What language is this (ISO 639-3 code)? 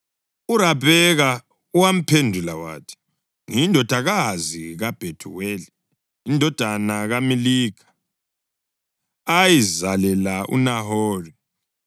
nde